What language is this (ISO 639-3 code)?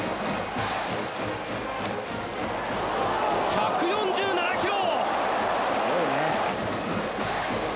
jpn